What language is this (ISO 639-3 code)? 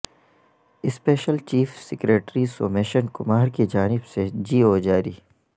urd